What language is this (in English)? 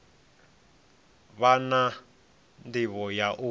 Venda